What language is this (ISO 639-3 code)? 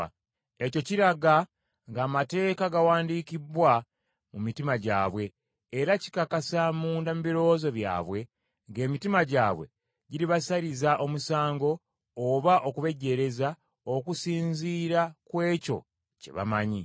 lug